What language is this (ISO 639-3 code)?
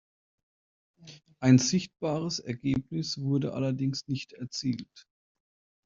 deu